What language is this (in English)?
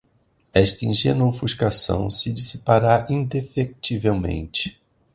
Portuguese